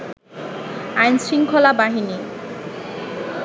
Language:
Bangla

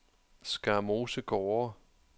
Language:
Danish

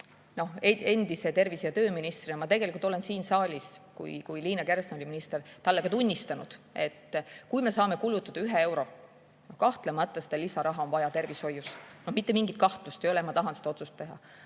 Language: Estonian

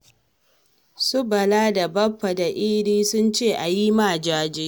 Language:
Hausa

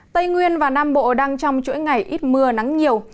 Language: Vietnamese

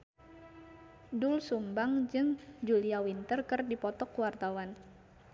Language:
Sundanese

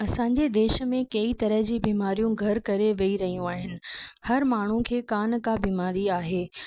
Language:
Sindhi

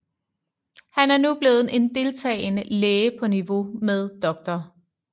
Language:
Danish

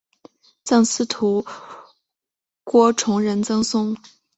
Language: Chinese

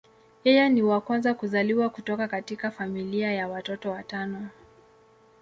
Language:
Swahili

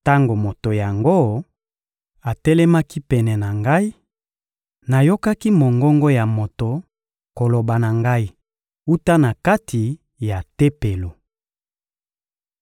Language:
Lingala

